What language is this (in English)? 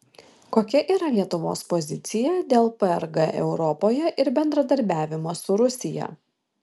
Lithuanian